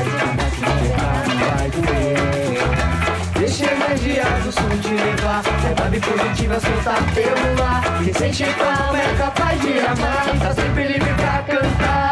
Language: Portuguese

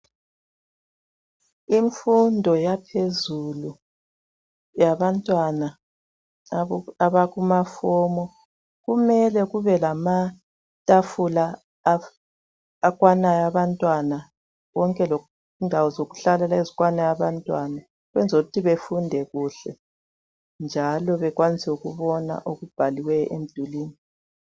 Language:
North Ndebele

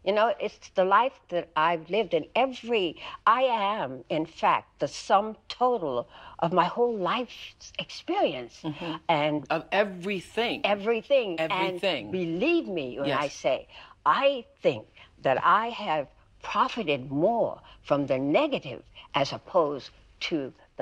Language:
English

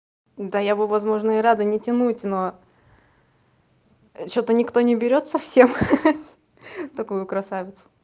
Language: Russian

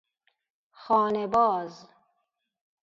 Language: Persian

